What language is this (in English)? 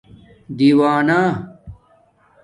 Domaaki